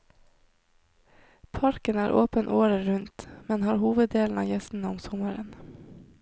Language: Norwegian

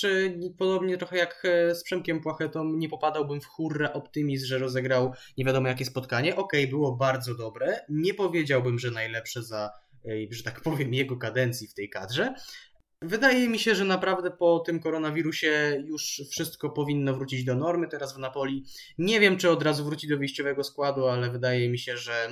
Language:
Polish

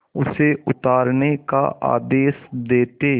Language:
Hindi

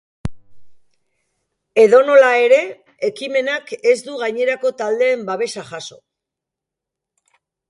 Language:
Basque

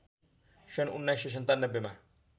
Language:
Nepali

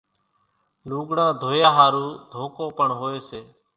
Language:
Kachi Koli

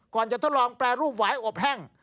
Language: Thai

